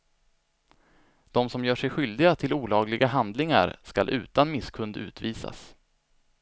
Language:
Swedish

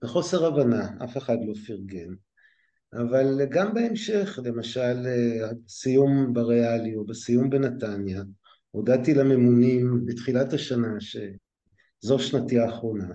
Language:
Hebrew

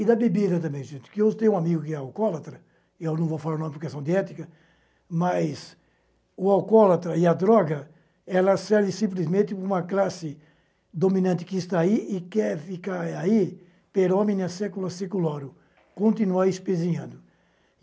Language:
Portuguese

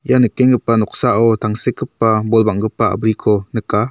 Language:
Garo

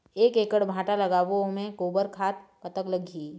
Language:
Chhattisgarhi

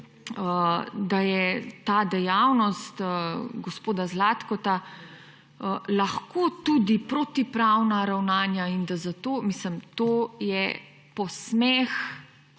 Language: Slovenian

